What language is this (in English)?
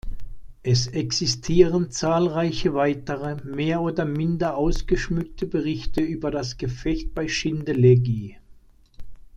German